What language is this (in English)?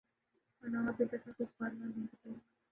Urdu